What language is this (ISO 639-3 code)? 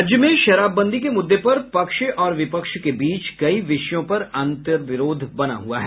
hin